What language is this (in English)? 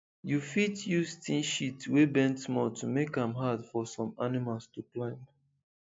Nigerian Pidgin